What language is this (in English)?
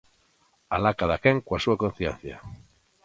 Galician